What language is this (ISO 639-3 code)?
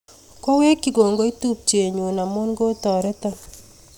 kln